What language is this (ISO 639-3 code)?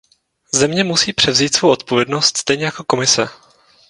ces